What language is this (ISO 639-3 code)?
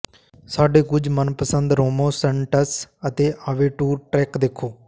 pan